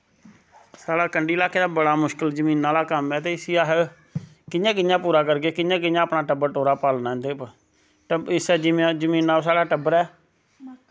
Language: Dogri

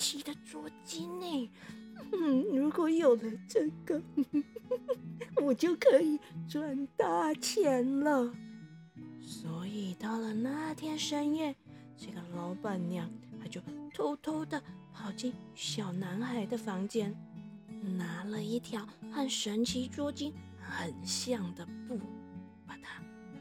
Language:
Chinese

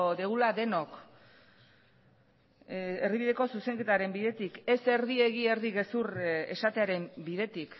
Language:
Basque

